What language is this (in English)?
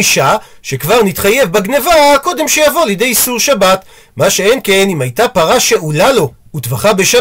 Hebrew